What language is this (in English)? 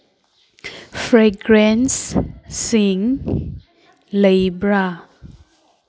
Manipuri